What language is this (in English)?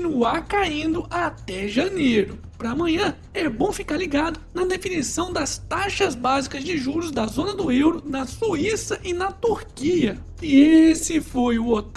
Portuguese